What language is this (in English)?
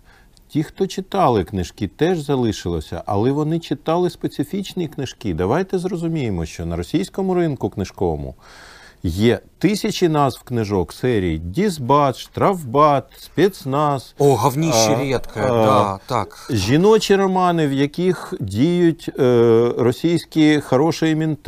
Ukrainian